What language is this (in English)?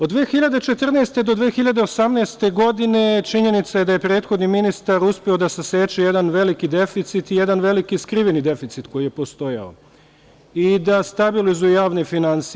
Serbian